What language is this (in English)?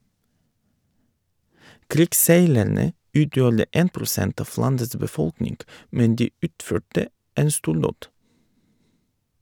Norwegian